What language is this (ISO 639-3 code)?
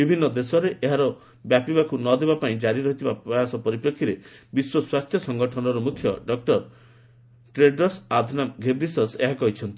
ori